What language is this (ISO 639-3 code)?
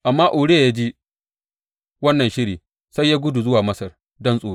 hau